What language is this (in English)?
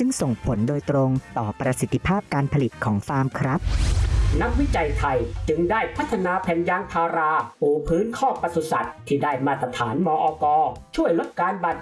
Thai